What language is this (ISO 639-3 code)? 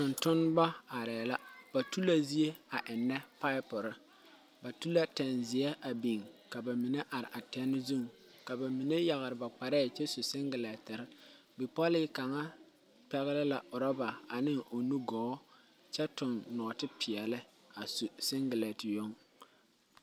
dga